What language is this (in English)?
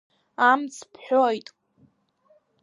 Abkhazian